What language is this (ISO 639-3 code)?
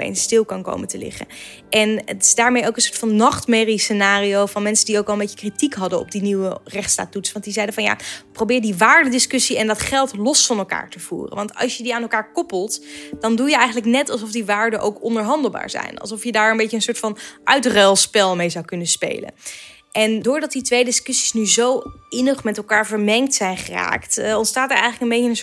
nld